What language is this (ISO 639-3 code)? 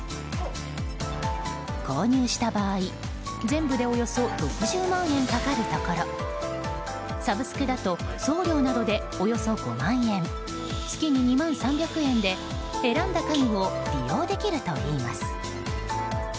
jpn